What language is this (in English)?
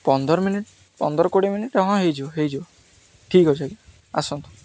Odia